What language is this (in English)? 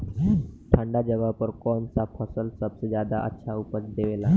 Bhojpuri